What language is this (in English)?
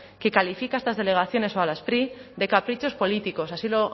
Spanish